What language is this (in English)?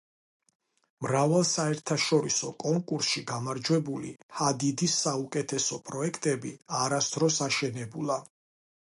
Georgian